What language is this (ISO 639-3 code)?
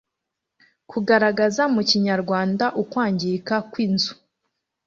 kin